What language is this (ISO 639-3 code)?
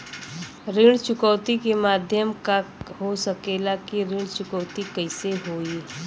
bho